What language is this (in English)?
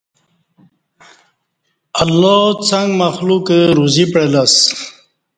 Kati